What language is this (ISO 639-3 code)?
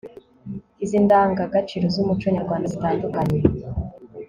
kin